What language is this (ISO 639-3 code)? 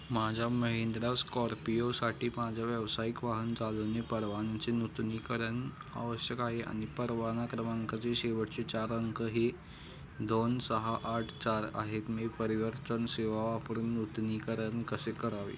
mar